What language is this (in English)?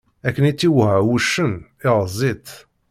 Kabyle